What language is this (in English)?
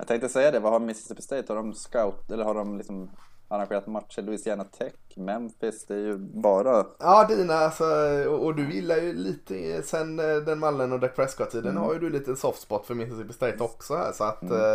Swedish